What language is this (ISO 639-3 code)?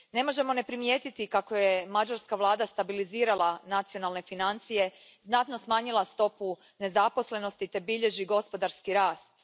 hrv